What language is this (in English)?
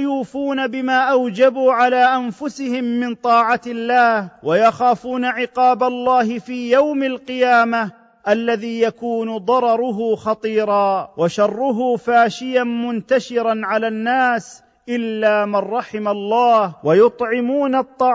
Arabic